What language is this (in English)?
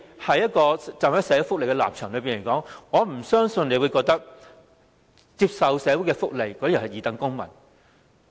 Cantonese